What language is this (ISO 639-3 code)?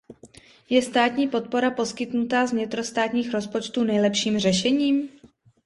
ces